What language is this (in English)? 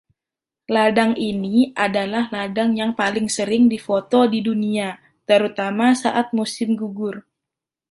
Indonesian